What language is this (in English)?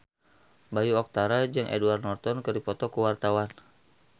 Sundanese